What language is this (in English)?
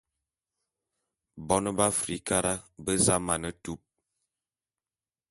Bulu